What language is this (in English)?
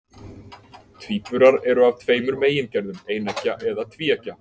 Icelandic